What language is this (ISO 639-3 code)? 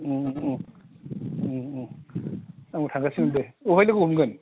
brx